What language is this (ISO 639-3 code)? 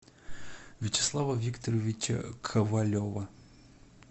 rus